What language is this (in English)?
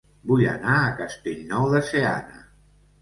Catalan